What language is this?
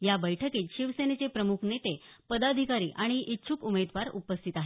Marathi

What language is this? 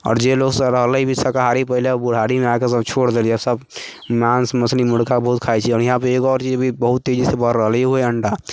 Maithili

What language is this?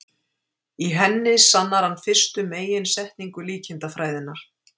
Icelandic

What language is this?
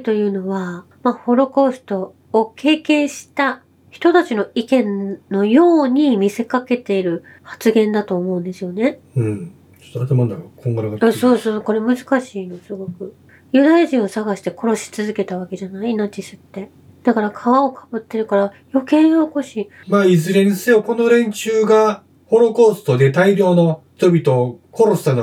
Japanese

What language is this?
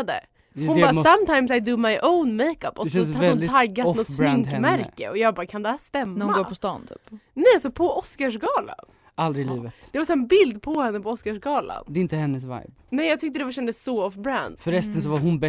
Swedish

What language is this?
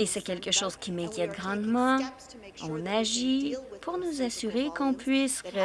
French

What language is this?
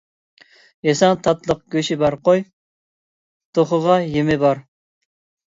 Uyghur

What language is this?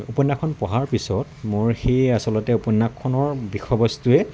Assamese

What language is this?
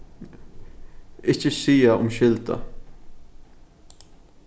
Faroese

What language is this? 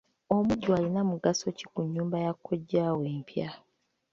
Ganda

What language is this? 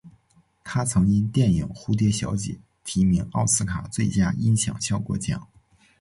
Chinese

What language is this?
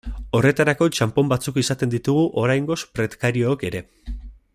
Basque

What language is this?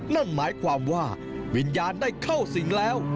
Thai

